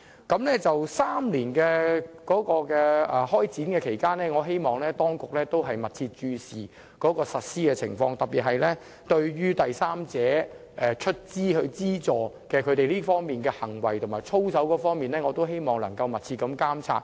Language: Cantonese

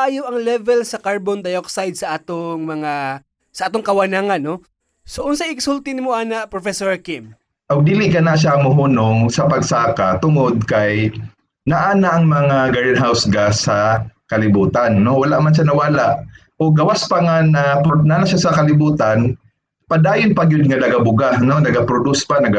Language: Filipino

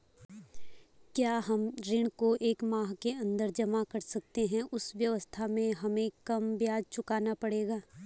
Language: Hindi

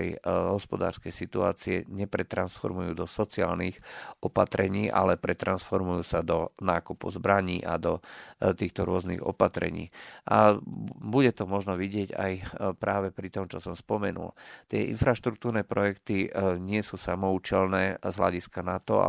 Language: Slovak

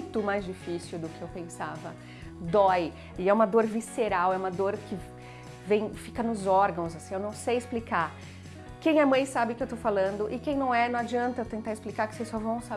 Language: Portuguese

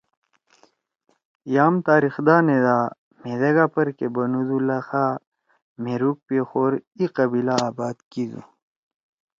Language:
Torwali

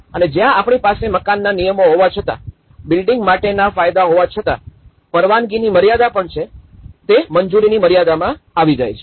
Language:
Gujarati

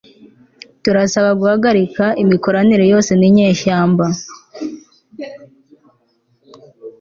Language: Kinyarwanda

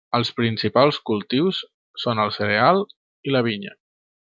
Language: Catalan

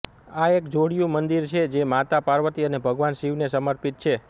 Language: Gujarati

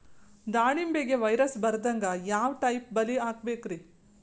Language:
Kannada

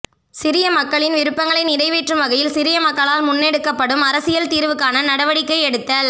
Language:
Tamil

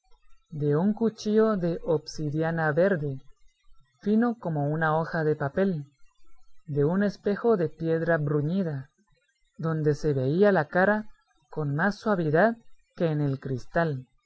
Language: Spanish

